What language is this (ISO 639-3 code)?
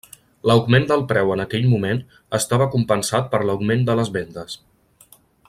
cat